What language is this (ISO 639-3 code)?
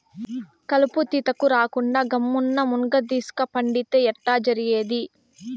tel